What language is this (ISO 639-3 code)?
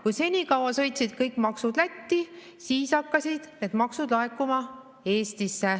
est